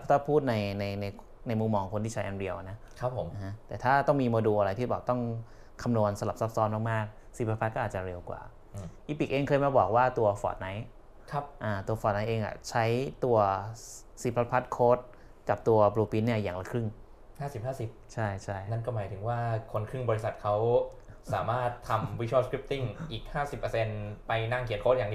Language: Thai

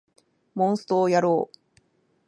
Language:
Japanese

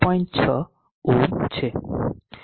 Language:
Gujarati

